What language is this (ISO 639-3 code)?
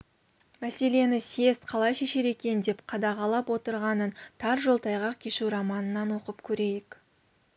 kaz